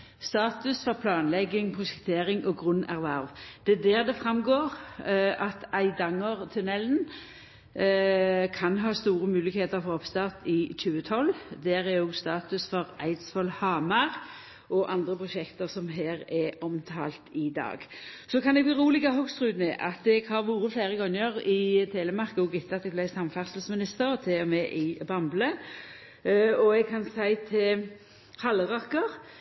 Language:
Norwegian Nynorsk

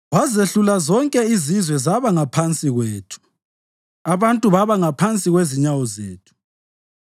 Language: North Ndebele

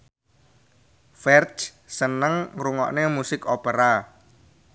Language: Javanese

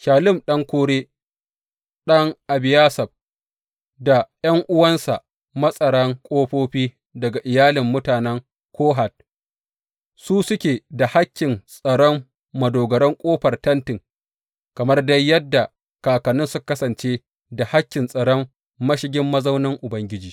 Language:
Hausa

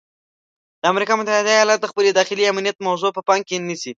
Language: Pashto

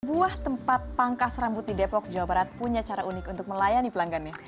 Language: Indonesian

